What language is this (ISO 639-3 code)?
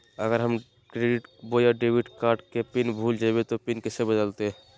mag